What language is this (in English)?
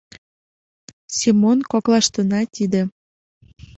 Mari